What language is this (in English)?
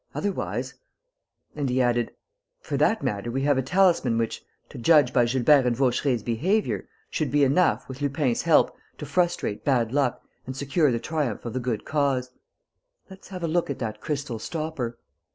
English